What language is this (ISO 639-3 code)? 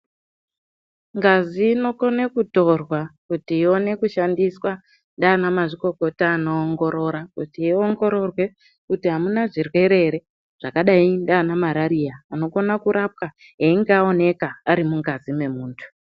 ndc